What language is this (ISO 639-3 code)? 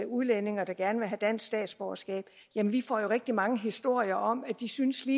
dan